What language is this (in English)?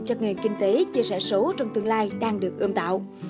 Vietnamese